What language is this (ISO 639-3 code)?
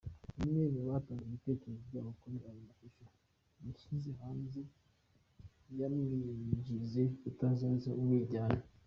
kin